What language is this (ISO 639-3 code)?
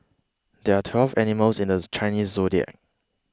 eng